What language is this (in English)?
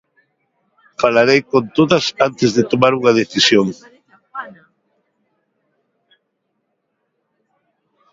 Galician